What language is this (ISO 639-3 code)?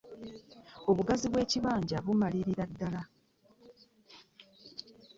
lug